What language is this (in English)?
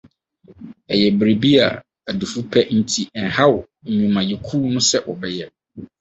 Akan